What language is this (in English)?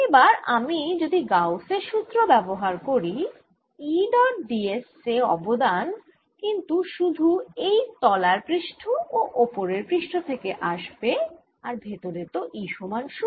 Bangla